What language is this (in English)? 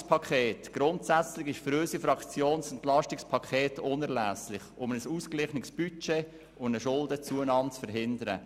Swiss German